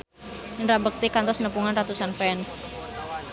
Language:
Sundanese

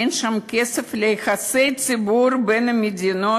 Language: Hebrew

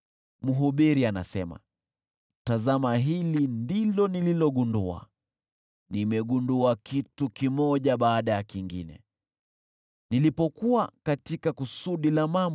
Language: Swahili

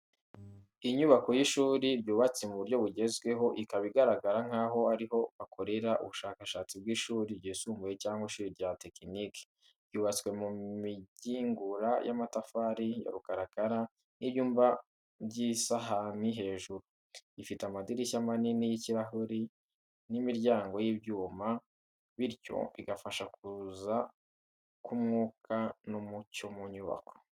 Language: Kinyarwanda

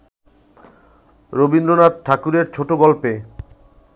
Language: Bangla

